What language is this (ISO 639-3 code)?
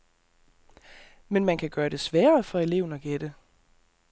dan